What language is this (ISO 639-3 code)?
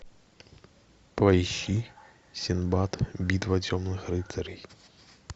rus